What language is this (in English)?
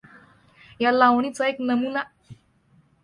Marathi